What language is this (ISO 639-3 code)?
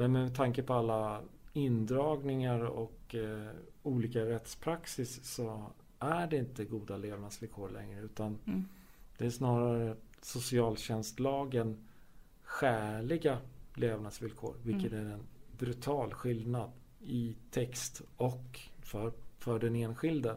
swe